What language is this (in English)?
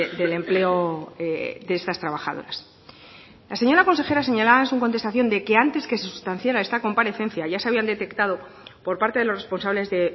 Spanish